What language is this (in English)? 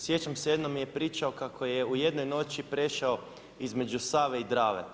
Croatian